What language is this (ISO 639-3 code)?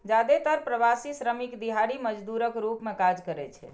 mai